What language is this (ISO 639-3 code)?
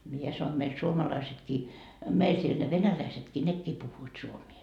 fin